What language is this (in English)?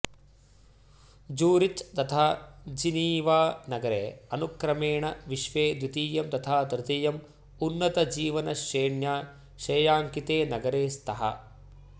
Sanskrit